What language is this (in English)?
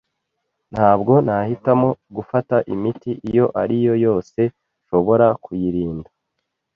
Kinyarwanda